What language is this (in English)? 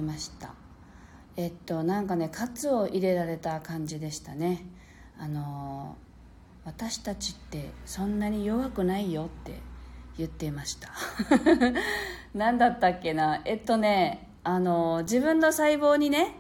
Japanese